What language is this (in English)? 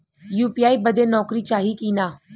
Bhojpuri